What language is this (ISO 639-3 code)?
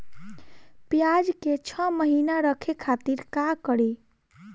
bho